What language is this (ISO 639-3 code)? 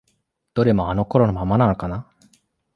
jpn